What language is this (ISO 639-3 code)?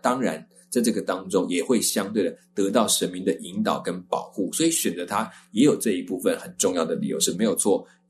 zho